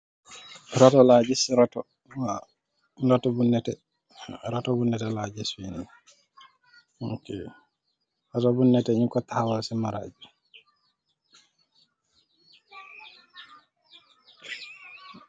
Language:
Wolof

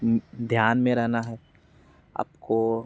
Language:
Hindi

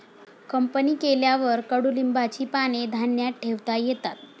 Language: Marathi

